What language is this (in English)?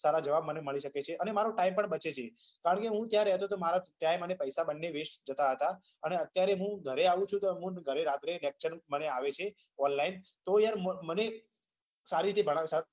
Gujarati